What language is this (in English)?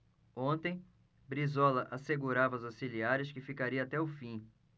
Portuguese